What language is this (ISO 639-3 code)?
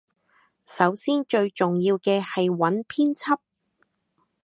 yue